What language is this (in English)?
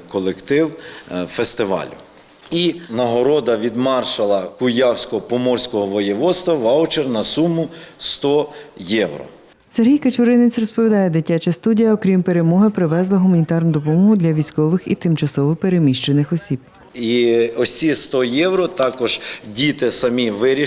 Ukrainian